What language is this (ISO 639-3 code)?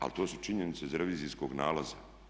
hrv